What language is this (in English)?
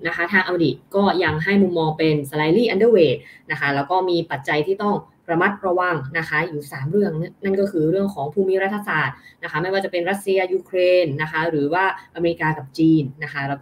Thai